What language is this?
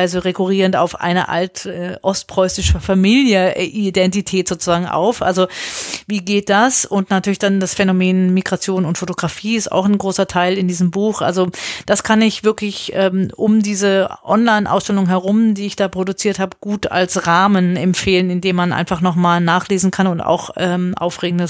German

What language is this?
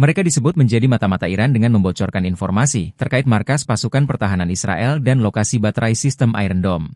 Indonesian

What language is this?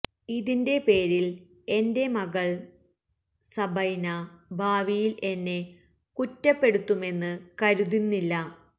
Malayalam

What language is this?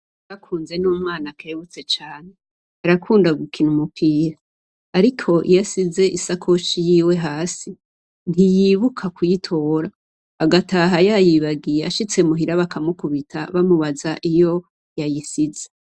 Rundi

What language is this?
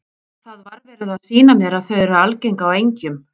Icelandic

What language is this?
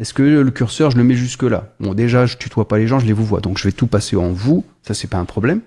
French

